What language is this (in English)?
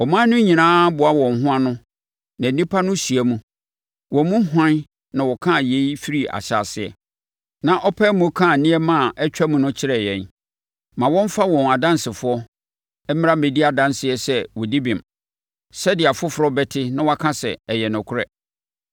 Akan